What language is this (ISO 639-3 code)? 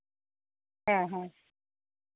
sat